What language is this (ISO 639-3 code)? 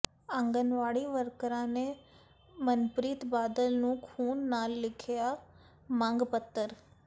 pan